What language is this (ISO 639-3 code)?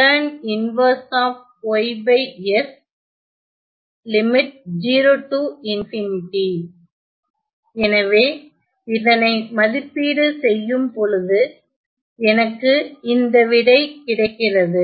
tam